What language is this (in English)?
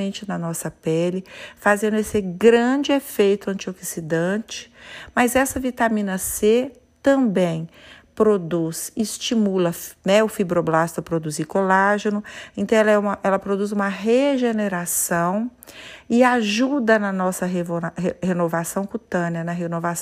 Portuguese